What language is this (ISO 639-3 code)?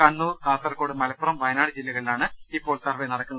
mal